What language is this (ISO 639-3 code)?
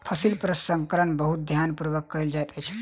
mai